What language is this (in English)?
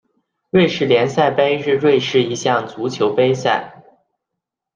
Chinese